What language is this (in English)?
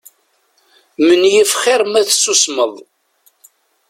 Kabyle